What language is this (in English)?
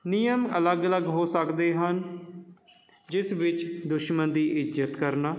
Punjabi